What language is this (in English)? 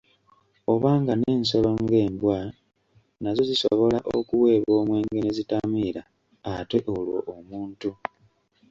Ganda